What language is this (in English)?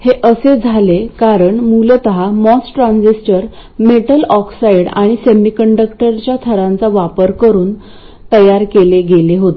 Marathi